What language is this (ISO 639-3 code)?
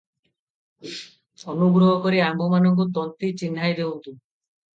ori